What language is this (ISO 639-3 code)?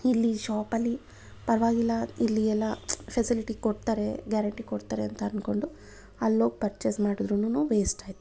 kan